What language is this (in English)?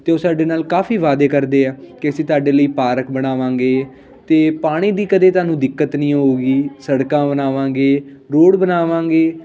Punjabi